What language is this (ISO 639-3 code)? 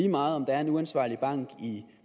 dan